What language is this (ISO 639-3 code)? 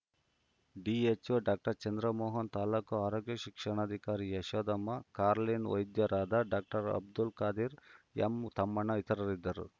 kan